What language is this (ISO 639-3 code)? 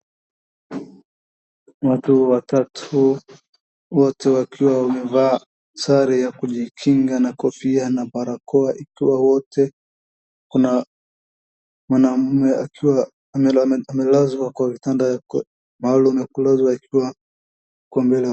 swa